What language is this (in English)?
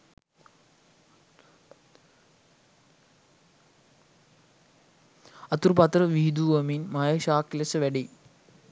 Sinhala